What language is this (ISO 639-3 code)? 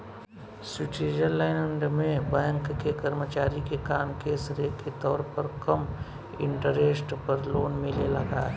bho